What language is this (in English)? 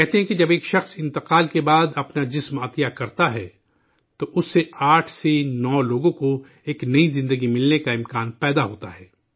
Urdu